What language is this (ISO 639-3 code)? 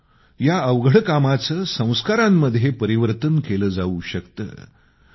mar